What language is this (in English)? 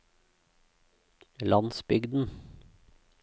Norwegian